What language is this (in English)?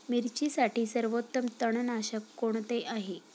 Marathi